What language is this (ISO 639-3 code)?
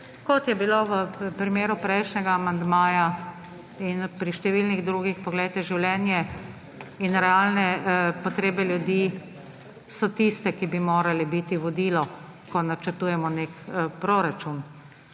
slv